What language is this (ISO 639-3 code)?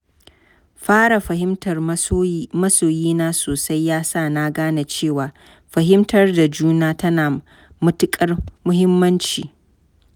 hau